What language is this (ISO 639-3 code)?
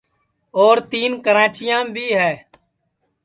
ssi